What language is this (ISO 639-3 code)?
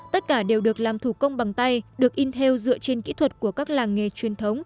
vie